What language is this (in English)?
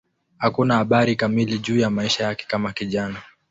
Swahili